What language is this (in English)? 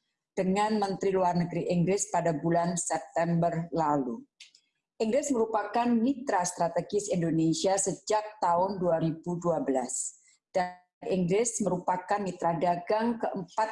Indonesian